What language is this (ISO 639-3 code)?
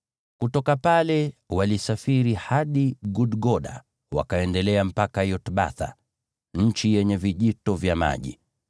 swa